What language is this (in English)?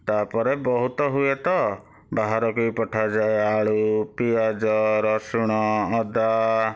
Odia